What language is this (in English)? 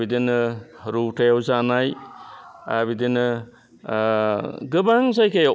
Bodo